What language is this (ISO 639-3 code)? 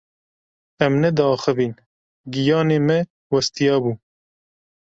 kur